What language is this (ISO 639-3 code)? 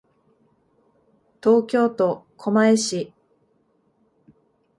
jpn